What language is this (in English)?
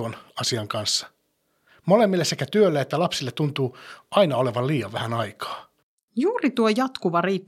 Finnish